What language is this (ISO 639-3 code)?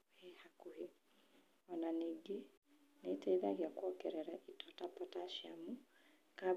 kik